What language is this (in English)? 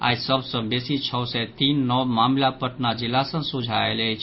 Maithili